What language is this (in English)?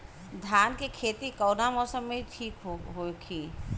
Bhojpuri